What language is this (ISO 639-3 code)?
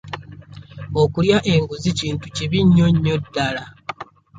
lug